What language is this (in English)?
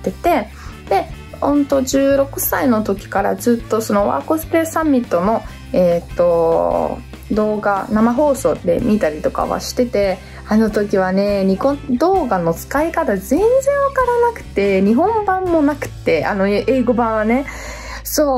Japanese